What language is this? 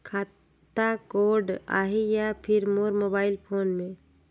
Chhattisgarhi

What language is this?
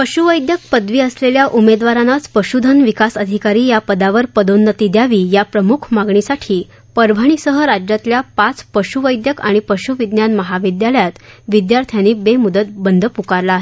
Marathi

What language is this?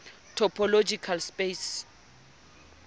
Southern Sotho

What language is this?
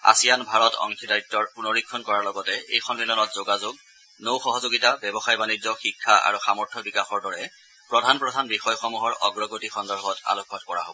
Assamese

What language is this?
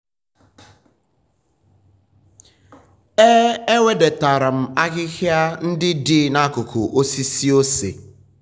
Igbo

